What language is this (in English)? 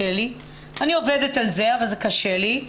Hebrew